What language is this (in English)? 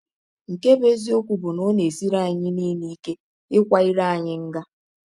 Igbo